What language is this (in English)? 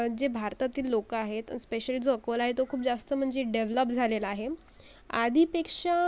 Marathi